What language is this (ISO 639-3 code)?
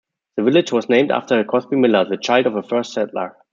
eng